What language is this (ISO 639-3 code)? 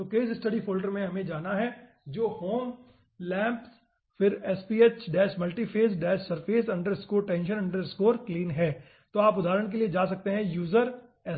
hin